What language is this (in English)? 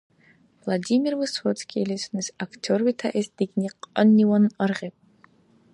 Dargwa